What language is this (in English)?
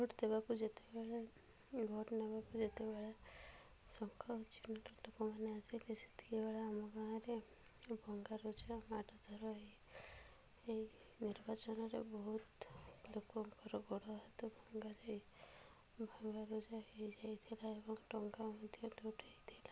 Odia